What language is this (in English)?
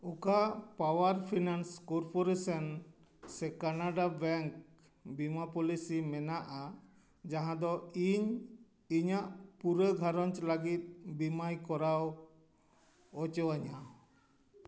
Santali